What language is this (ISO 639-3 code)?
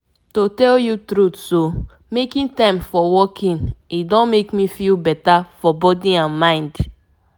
pcm